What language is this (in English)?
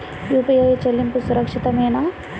Telugu